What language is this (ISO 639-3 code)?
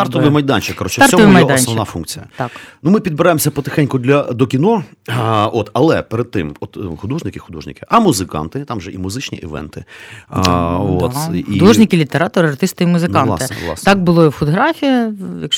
ukr